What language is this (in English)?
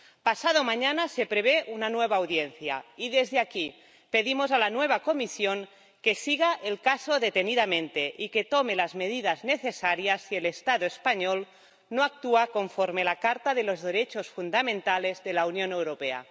Spanish